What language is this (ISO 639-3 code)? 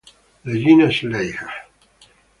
ita